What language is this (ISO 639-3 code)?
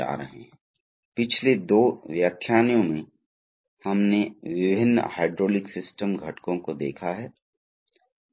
hin